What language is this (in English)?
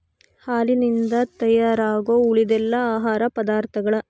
Kannada